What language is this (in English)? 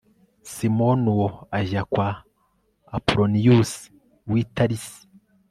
Kinyarwanda